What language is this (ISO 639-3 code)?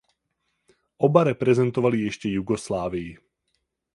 ces